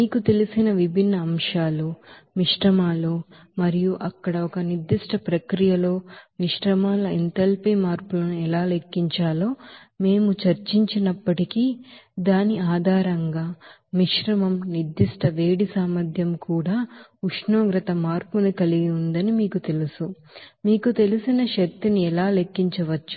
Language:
Telugu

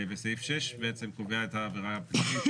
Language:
Hebrew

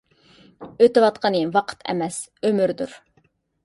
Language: Uyghur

